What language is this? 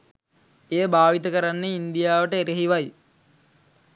Sinhala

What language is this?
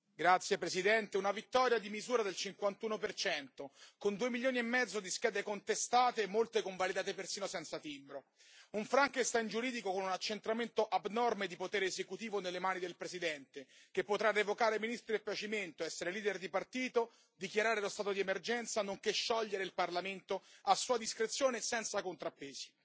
Italian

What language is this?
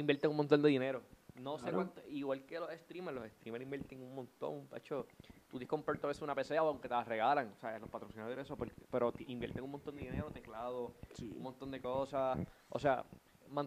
Spanish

